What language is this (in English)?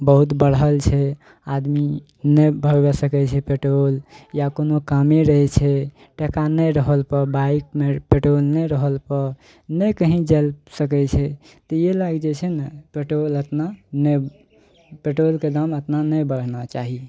Maithili